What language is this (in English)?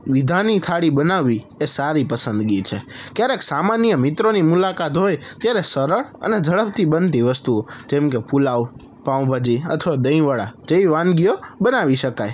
Gujarati